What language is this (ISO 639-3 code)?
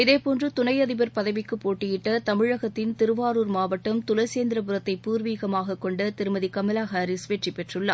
tam